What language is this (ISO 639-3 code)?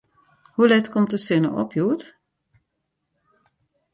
fry